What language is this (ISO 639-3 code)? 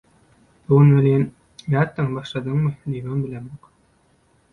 tuk